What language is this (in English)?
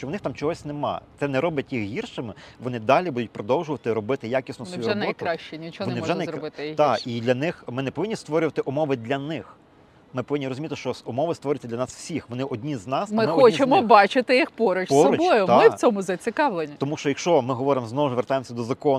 Ukrainian